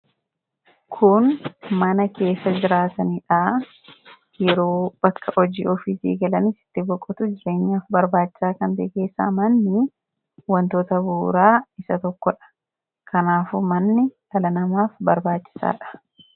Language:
Oromo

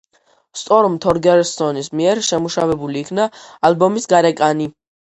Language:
Georgian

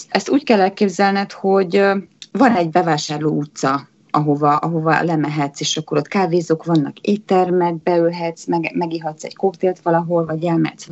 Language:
Hungarian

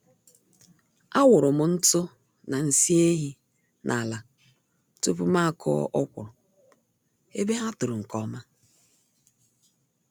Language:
Igbo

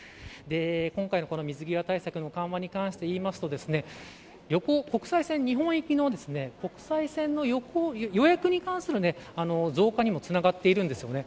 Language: Japanese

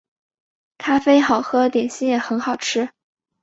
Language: Chinese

